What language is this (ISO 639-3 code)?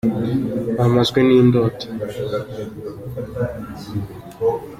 kin